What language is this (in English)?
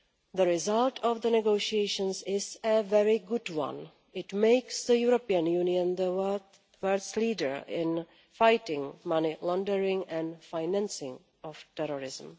English